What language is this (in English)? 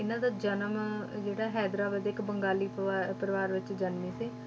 Punjabi